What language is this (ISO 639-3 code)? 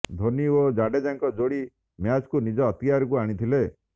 ori